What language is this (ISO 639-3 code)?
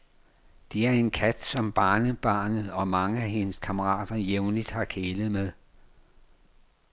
dan